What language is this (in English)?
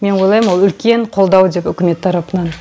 Kazakh